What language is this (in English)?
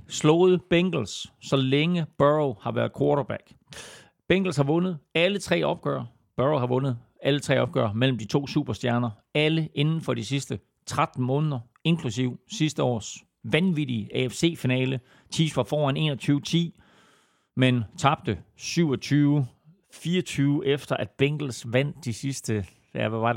Danish